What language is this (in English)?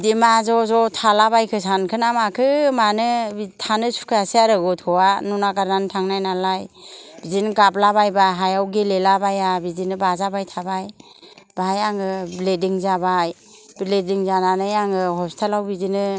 Bodo